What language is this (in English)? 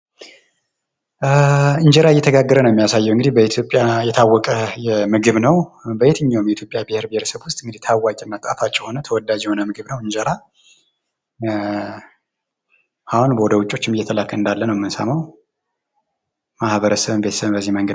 Amharic